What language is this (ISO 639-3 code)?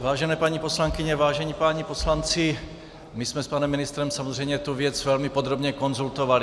ces